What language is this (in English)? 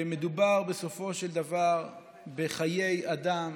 Hebrew